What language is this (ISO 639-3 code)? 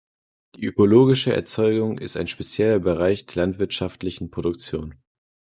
deu